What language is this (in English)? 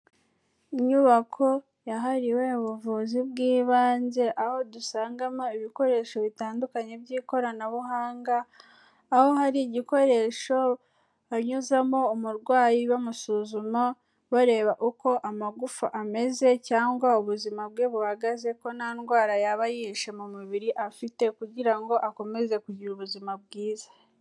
Kinyarwanda